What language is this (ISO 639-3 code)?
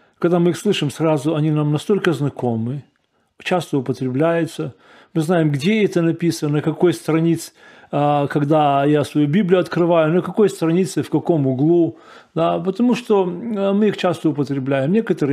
rus